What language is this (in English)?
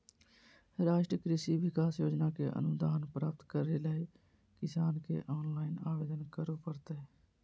Magahi